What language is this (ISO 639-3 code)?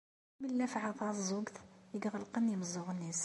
kab